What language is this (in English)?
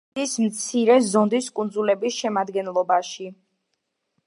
Georgian